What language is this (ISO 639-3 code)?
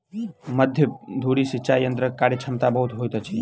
mai